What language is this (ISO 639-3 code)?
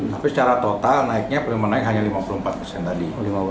ind